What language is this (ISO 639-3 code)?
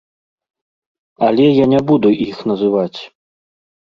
bel